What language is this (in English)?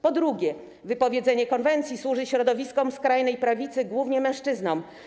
Polish